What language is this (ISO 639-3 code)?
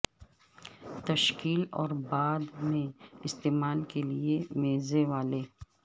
urd